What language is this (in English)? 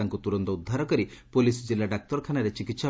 Odia